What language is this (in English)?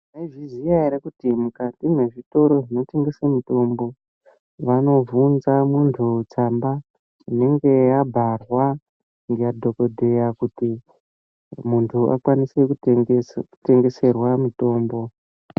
Ndau